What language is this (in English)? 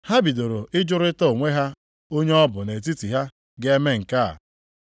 Igbo